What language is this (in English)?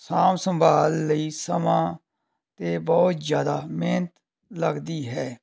Punjabi